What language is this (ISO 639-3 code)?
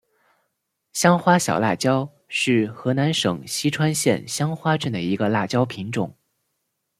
zho